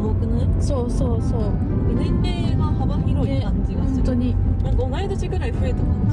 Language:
Japanese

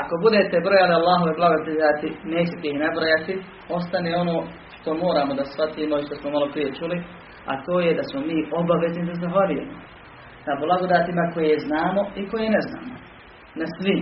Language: Croatian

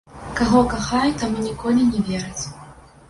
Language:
Belarusian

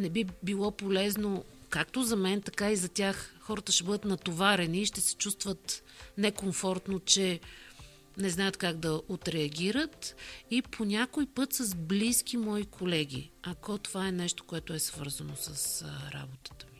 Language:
Bulgarian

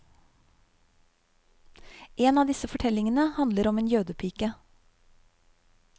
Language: Norwegian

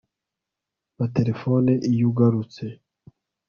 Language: Kinyarwanda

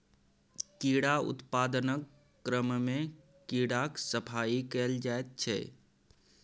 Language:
Maithili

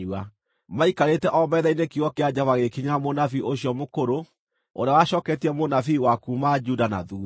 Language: Kikuyu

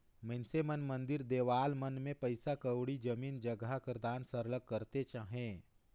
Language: Chhattisgarhi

